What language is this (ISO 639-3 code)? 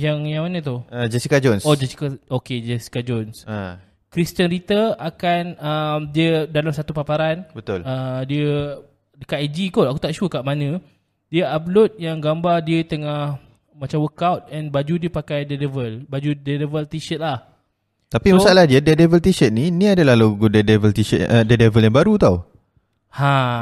msa